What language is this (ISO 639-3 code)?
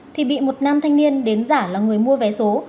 vie